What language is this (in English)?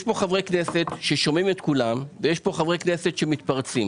Hebrew